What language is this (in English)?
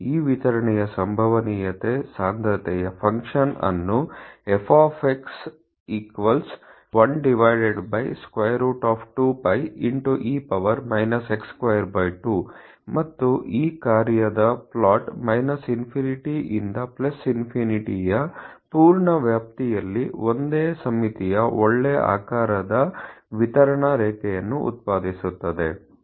Kannada